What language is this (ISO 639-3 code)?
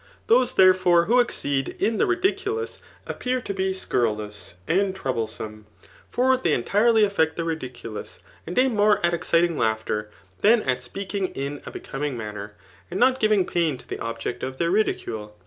eng